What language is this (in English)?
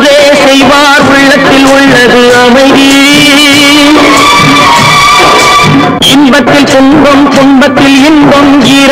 Tamil